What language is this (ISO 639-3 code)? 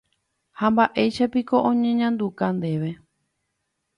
grn